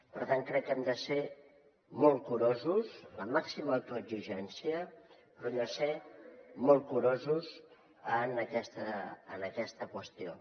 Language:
Catalan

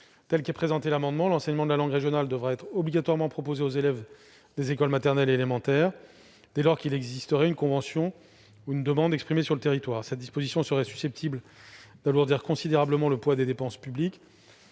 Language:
French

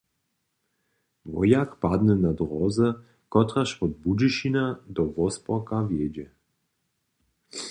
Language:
Upper Sorbian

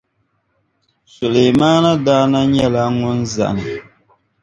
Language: Dagbani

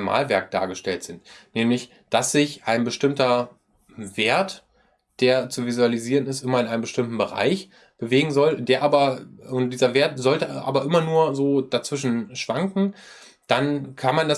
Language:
German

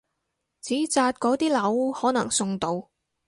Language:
Cantonese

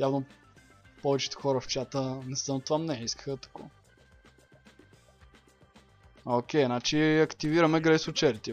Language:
Bulgarian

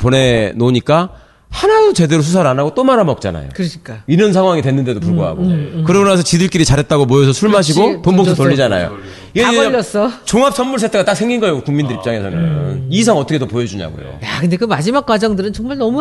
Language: Korean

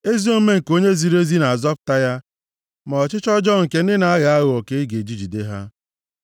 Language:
Igbo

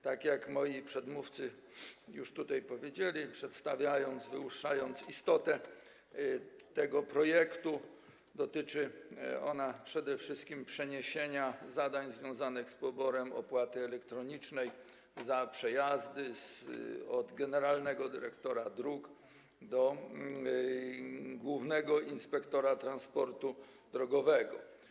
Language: Polish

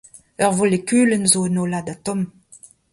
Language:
Breton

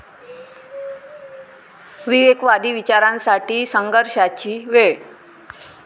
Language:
Marathi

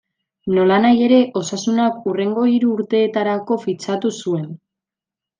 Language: Basque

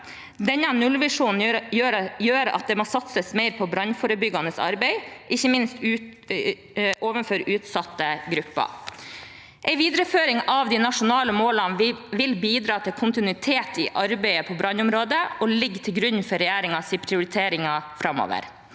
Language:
Norwegian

